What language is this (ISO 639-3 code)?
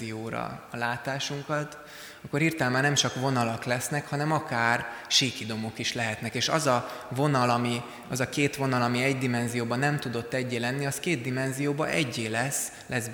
hun